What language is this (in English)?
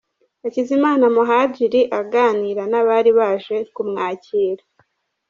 Kinyarwanda